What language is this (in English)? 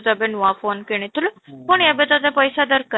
Odia